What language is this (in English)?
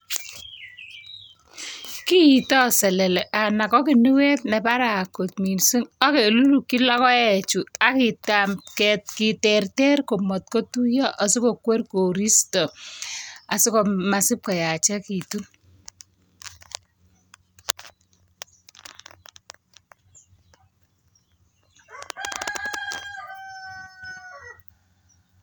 Kalenjin